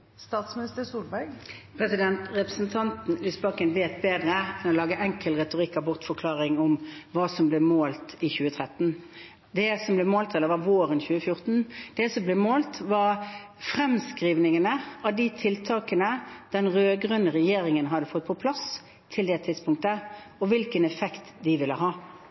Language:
Norwegian Bokmål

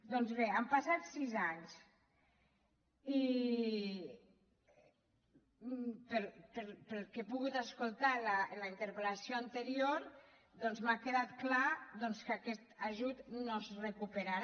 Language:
Catalan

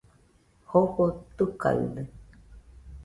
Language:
Nüpode Huitoto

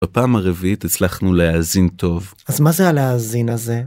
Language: Hebrew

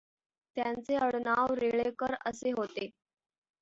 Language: Marathi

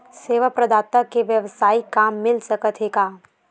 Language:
Chhattisgarhi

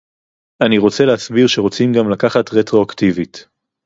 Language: Hebrew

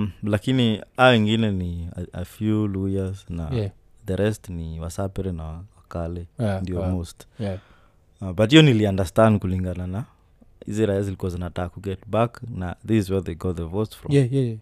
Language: Swahili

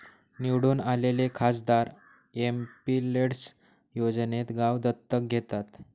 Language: Marathi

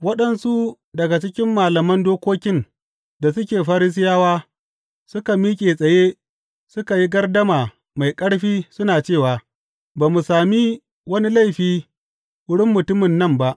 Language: Hausa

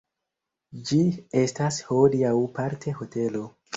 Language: Esperanto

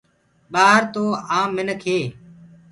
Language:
Gurgula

